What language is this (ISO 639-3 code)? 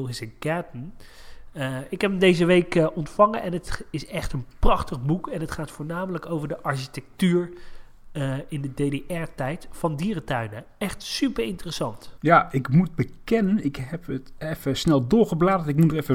nld